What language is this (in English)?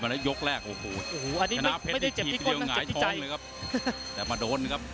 Thai